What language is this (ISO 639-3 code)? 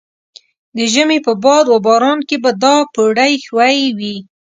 pus